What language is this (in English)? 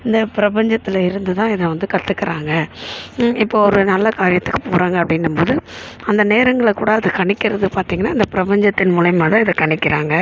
Tamil